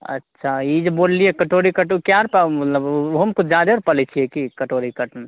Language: Maithili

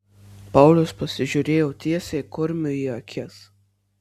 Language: Lithuanian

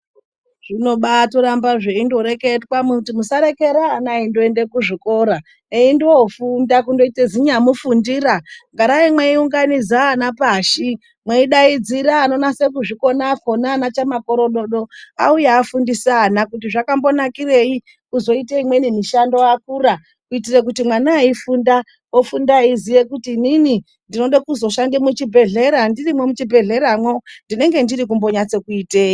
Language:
Ndau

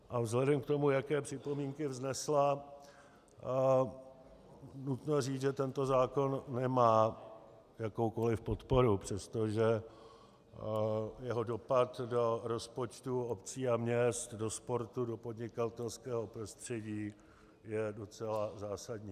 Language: Czech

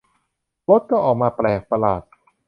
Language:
Thai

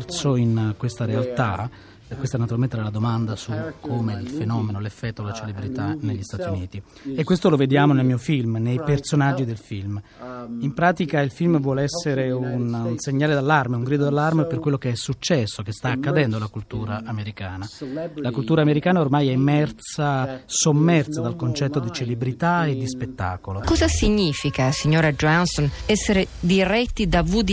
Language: Italian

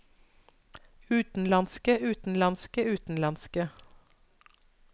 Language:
Norwegian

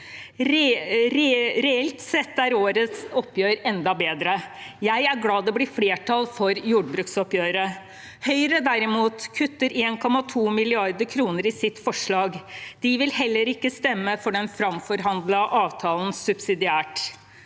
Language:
Norwegian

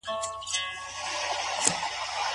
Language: Pashto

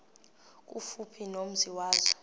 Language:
Xhosa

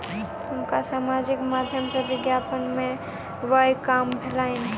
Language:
Maithili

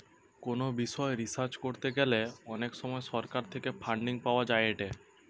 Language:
Bangla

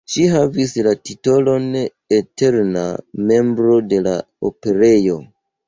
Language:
Esperanto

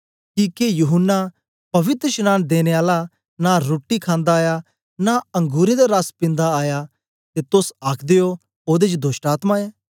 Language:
Dogri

